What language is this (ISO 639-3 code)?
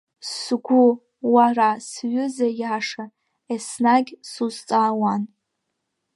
abk